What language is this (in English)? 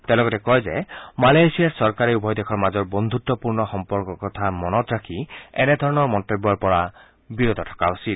Assamese